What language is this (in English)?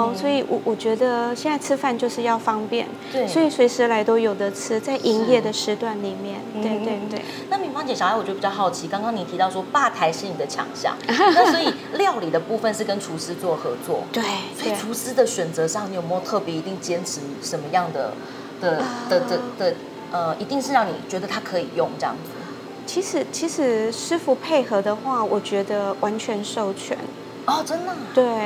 Chinese